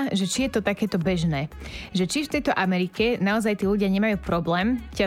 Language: Slovak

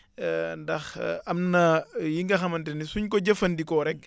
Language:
Wolof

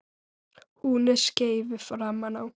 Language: Icelandic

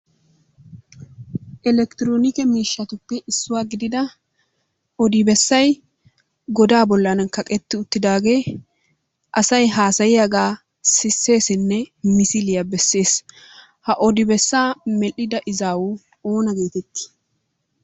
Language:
Wolaytta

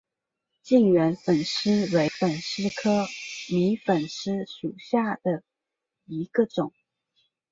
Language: Chinese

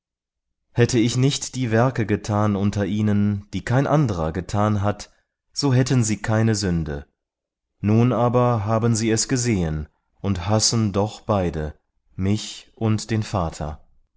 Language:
German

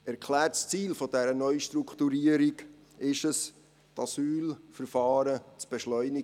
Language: Swiss German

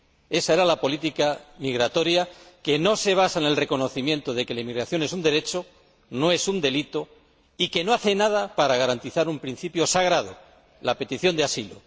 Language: Spanish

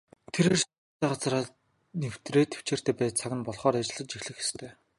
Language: Mongolian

